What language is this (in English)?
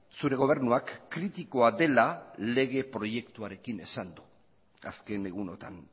Basque